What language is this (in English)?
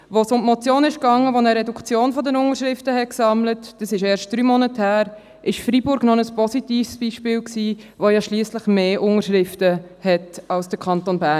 Swiss German